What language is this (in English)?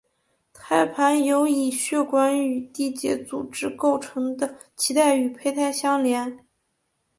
Chinese